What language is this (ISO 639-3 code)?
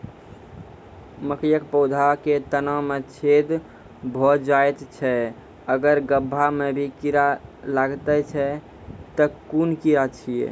mai